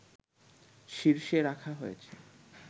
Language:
Bangla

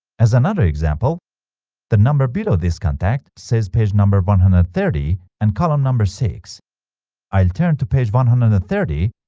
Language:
English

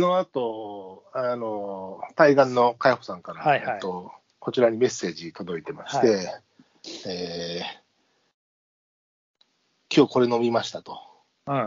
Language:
Japanese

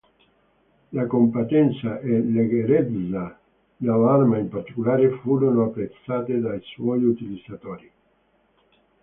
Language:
Italian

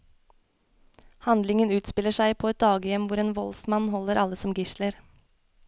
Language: Norwegian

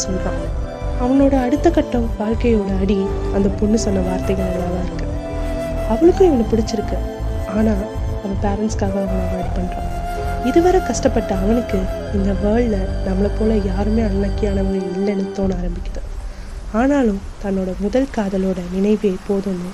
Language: Tamil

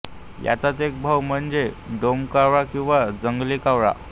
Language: Marathi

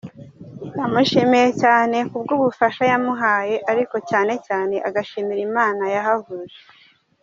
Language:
Kinyarwanda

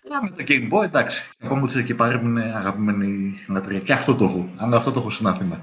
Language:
Greek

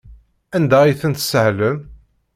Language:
Kabyle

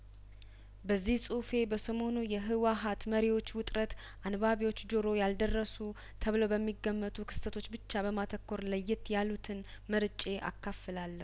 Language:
Amharic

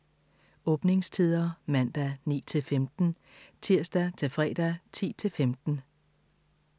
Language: Danish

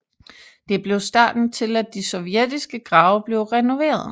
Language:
Danish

